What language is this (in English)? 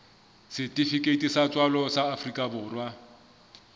Southern Sotho